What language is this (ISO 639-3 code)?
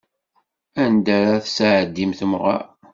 kab